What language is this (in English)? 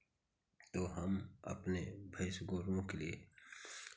Hindi